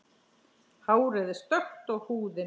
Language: Icelandic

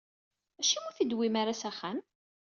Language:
Kabyle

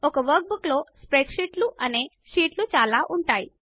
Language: Telugu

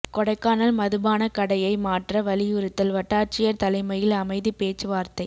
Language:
Tamil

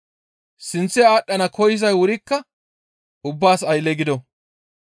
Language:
Gamo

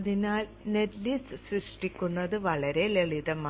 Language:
Malayalam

